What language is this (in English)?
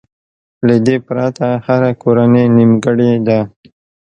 Pashto